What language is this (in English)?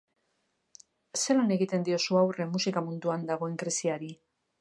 Basque